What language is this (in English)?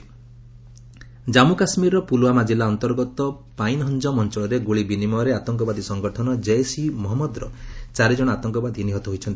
Odia